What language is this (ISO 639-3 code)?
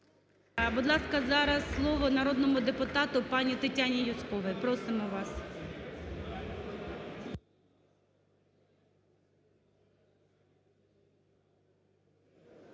ukr